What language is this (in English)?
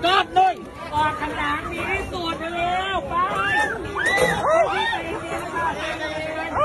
Thai